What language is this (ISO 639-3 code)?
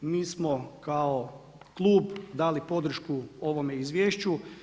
hrv